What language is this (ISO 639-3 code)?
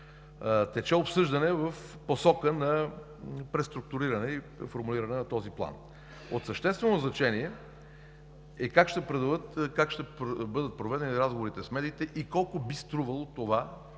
bul